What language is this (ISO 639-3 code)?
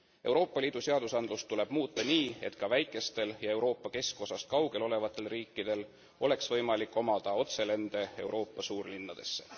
est